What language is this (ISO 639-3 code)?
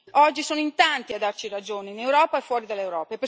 ita